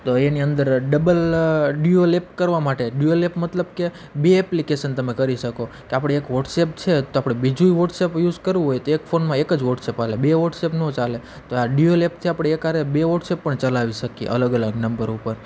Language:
Gujarati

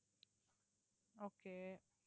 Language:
Tamil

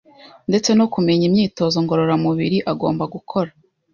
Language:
Kinyarwanda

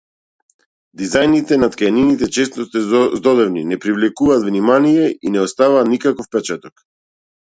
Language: Macedonian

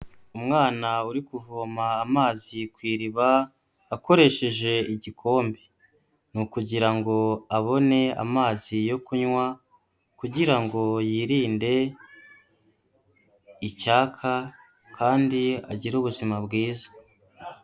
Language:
Kinyarwanda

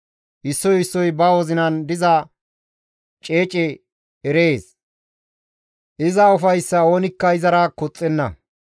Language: Gamo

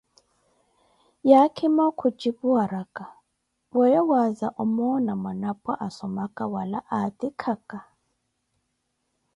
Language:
Koti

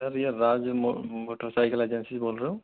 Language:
Hindi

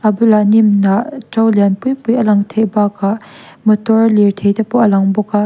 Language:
Mizo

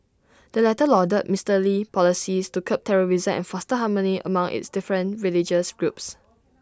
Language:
English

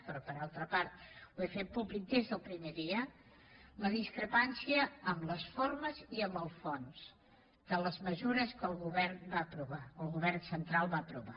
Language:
Catalan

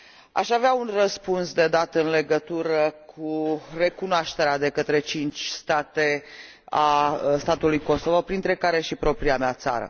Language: Romanian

